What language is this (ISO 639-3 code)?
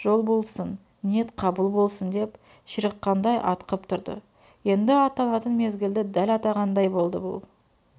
kaz